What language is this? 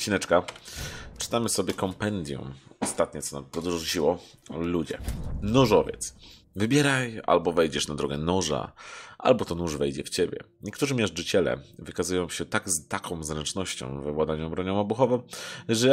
Polish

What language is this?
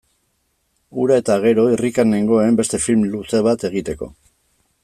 Basque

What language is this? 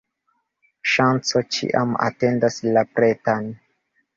Esperanto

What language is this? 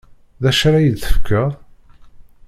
Kabyle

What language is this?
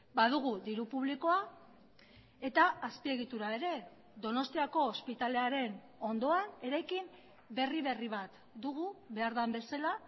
Basque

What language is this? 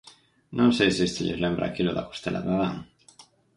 Galician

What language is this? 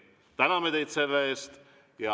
Estonian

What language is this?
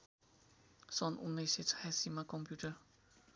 Nepali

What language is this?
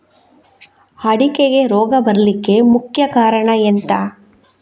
Kannada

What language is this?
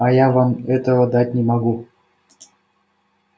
Russian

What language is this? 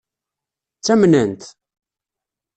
Kabyle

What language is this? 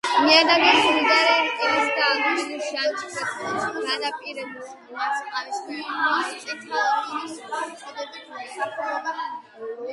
Georgian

